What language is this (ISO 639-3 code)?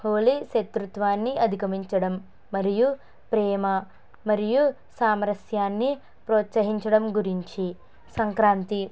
tel